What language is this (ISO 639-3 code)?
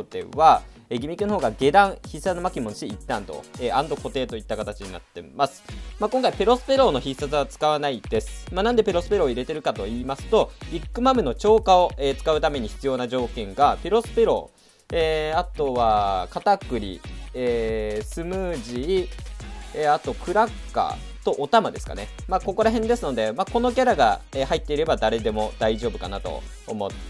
jpn